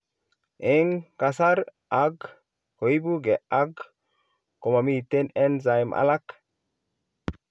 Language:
Kalenjin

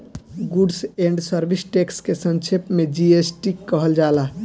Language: Bhojpuri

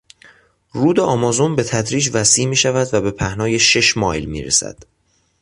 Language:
Persian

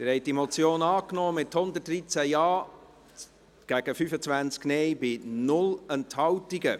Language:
Swiss German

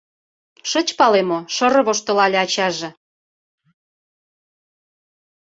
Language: Mari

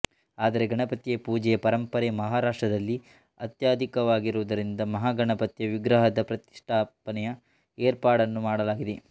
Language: Kannada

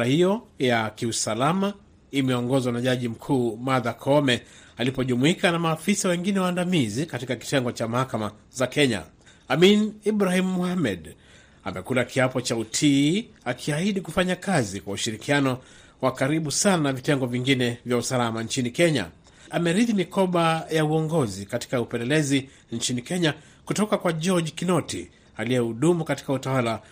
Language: Swahili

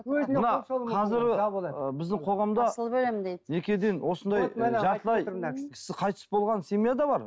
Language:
Kazakh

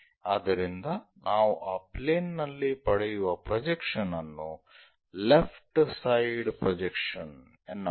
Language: Kannada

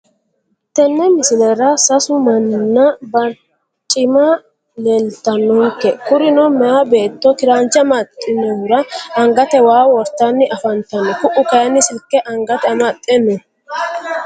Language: Sidamo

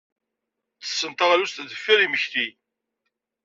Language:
Kabyle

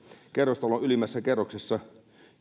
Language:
Finnish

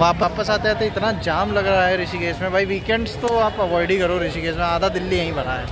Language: Hindi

